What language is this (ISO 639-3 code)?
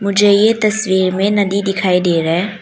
hin